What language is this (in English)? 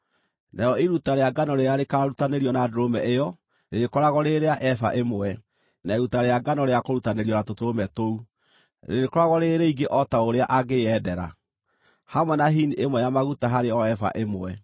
Kikuyu